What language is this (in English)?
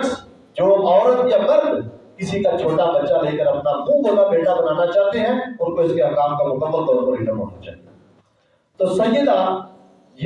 Urdu